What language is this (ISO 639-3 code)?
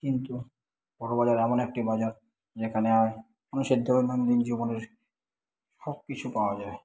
ben